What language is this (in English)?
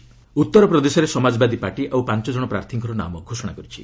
Odia